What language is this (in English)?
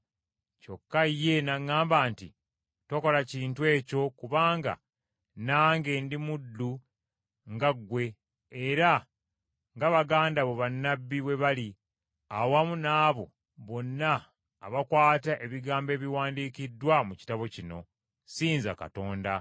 Ganda